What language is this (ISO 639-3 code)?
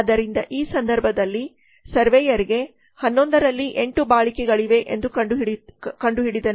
kan